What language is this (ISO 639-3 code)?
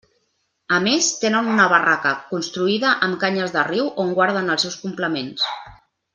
cat